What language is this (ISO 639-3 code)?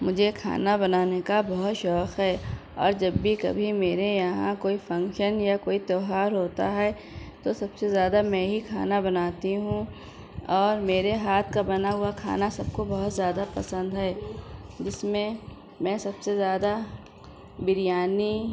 urd